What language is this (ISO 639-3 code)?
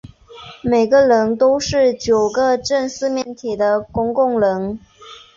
zho